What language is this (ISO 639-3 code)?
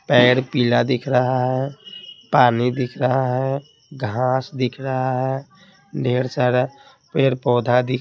hin